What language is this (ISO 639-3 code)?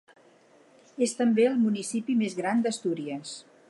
cat